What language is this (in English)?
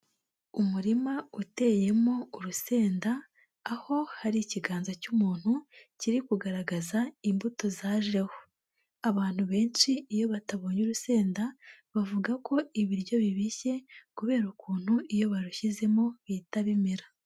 Kinyarwanda